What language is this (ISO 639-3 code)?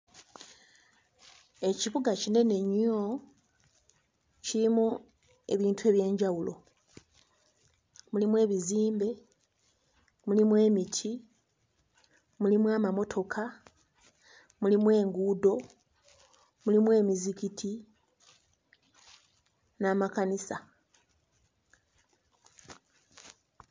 lug